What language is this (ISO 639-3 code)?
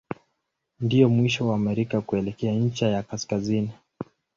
swa